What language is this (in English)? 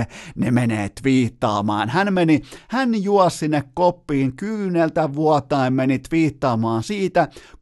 Finnish